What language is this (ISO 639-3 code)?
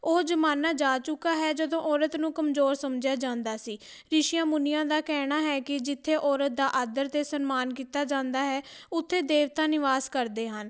pan